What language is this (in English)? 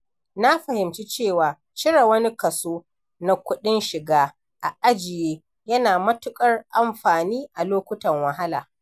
Hausa